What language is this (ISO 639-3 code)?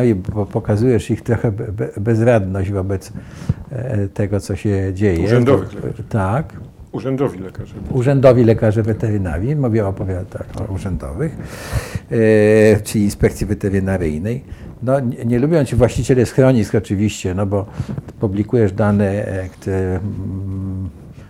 pol